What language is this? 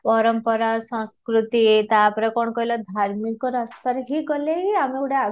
Odia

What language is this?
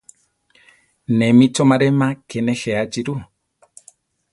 Central Tarahumara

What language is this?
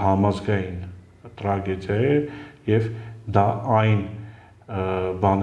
Dutch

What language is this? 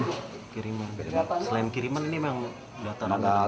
Indonesian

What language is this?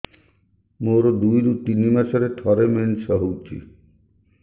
Odia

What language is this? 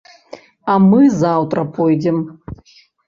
Belarusian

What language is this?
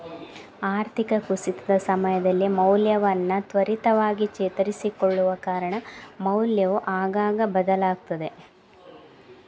Kannada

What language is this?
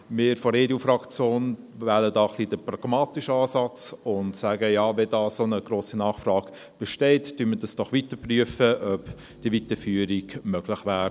Swiss German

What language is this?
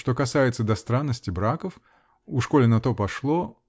Russian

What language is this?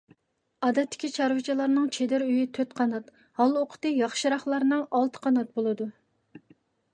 Uyghur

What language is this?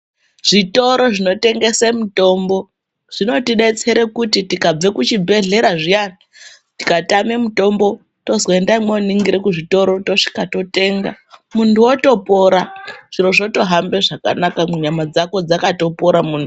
Ndau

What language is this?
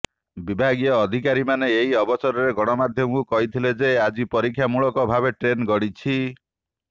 Odia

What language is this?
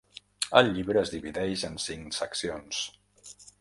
Catalan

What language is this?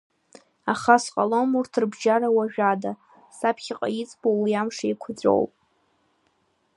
Abkhazian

